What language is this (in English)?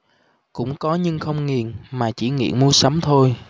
Vietnamese